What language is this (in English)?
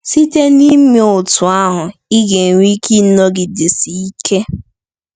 Igbo